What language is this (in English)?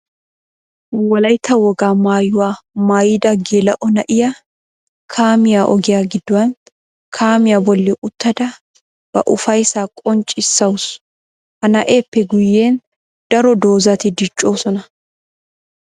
Wolaytta